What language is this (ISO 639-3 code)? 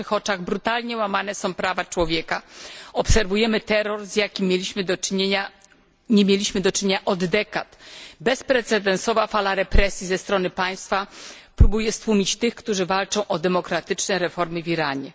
pol